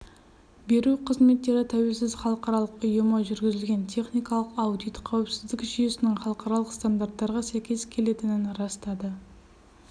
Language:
Kazakh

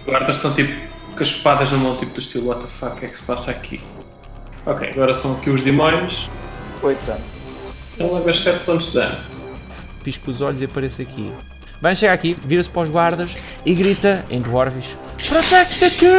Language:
Portuguese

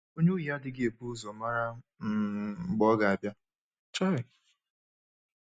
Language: Igbo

